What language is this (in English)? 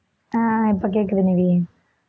Tamil